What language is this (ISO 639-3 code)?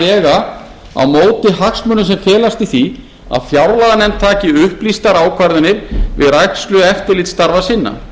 isl